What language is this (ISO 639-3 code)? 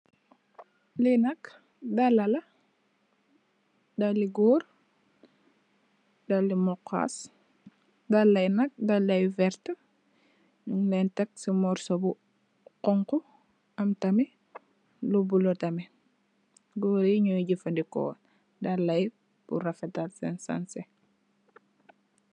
wol